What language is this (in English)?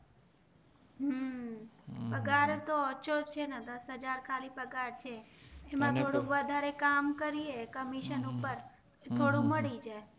Gujarati